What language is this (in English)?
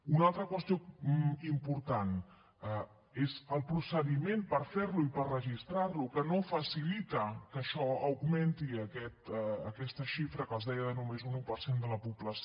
Catalan